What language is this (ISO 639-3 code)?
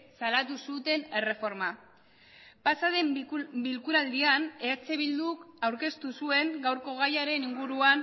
eus